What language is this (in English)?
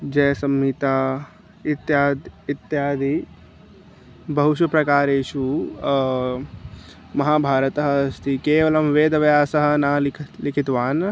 Sanskrit